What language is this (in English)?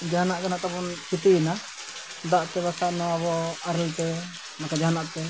Santali